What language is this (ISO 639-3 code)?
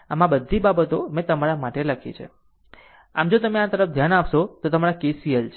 guj